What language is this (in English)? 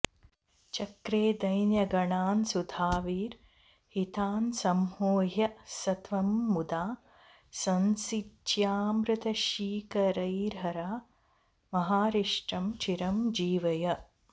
Sanskrit